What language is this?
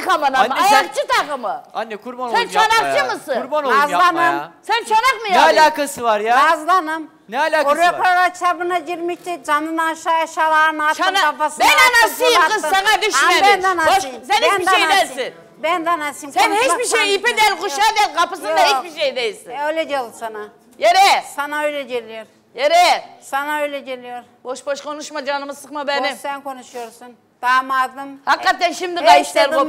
Turkish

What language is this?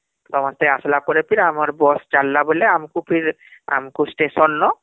Odia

